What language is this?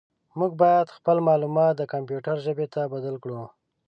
Pashto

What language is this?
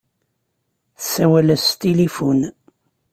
Kabyle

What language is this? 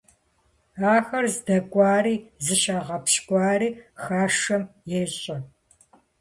Kabardian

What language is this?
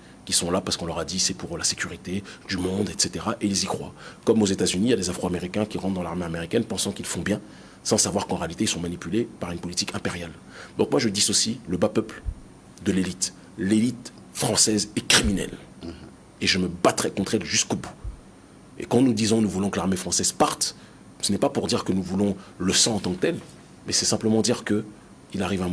French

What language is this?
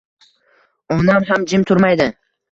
Uzbek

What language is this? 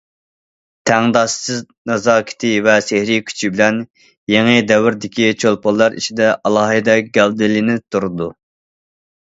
Uyghur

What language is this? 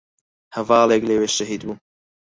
Central Kurdish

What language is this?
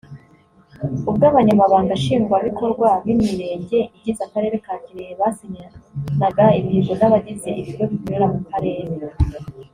Kinyarwanda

